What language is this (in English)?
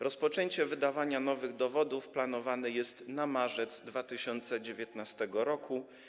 Polish